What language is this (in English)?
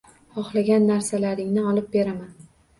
Uzbek